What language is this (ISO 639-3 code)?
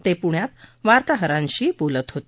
mar